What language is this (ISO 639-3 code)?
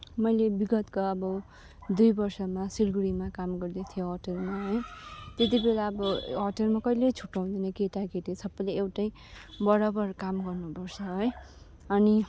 nep